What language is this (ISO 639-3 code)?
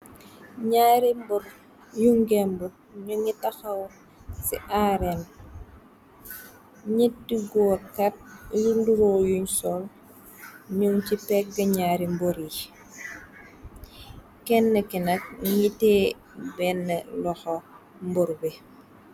wol